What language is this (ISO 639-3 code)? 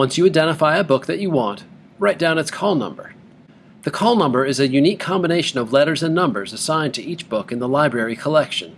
eng